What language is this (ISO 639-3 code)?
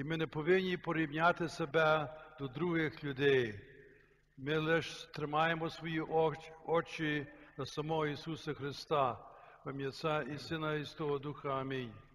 ukr